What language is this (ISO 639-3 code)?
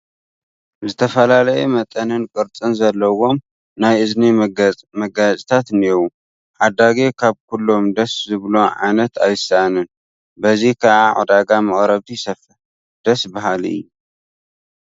tir